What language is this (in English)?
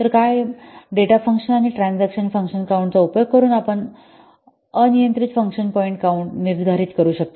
Marathi